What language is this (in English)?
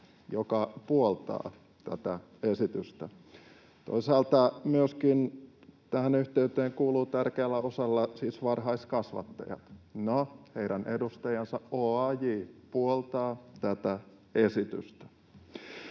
Finnish